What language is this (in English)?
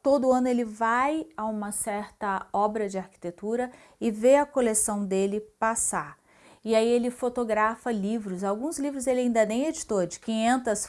Portuguese